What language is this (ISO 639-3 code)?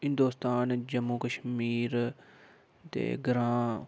doi